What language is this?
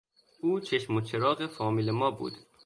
Persian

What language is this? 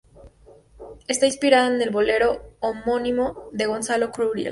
Spanish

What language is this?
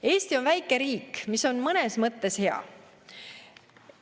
Estonian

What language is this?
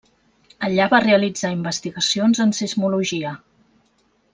Catalan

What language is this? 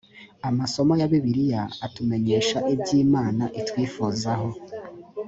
Kinyarwanda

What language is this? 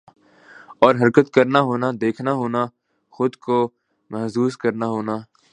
Urdu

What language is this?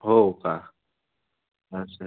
Marathi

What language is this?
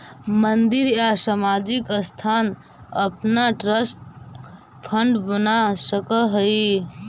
Magahi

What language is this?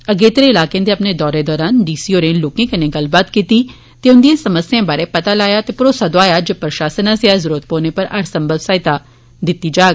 Dogri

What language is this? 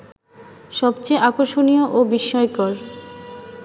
Bangla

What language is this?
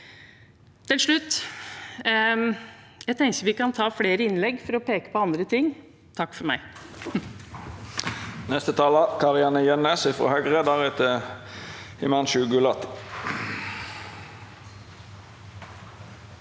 Norwegian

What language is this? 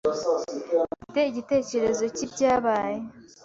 Kinyarwanda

